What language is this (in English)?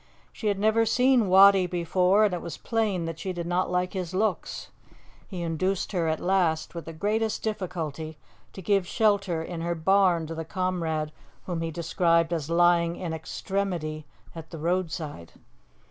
English